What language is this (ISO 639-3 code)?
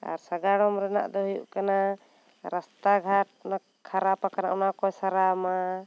sat